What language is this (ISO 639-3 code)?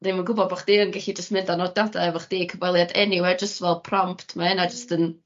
cym